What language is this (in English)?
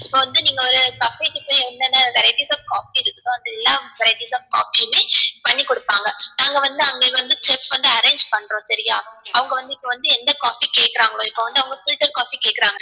Tamil